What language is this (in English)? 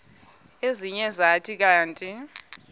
Xhosa